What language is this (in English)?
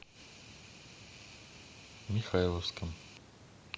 Russian